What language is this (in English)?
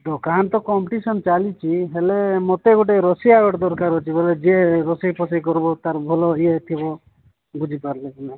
Odia